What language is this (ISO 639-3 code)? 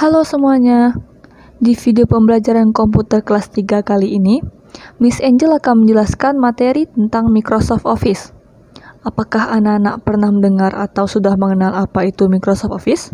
ind